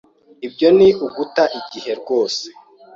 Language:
Kinyarwanda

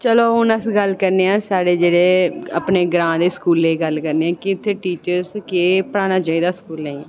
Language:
Dogri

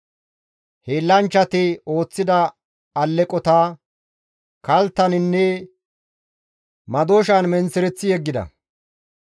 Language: Gamo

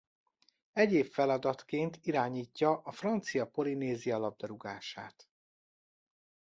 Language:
Hungarian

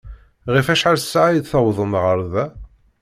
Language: Kabyle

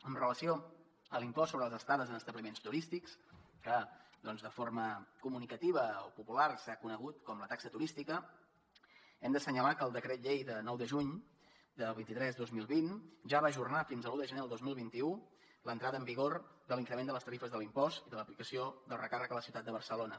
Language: Catalan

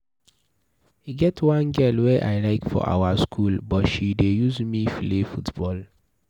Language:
Nigerian Pidgin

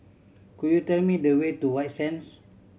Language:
English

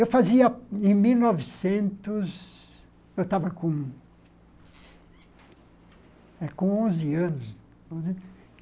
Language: Portuguese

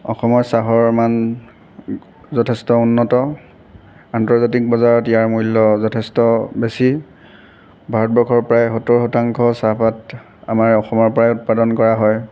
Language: Assamese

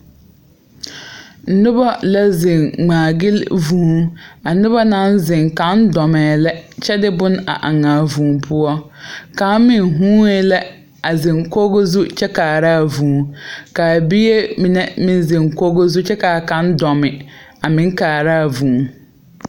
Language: Southern Dagaare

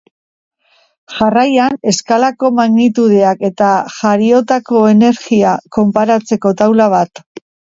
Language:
Basque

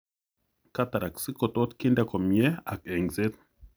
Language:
Kalenjin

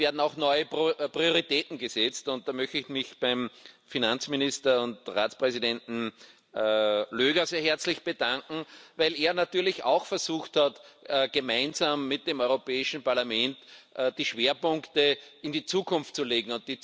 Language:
German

